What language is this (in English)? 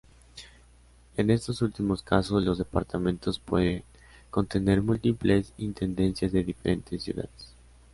Spanish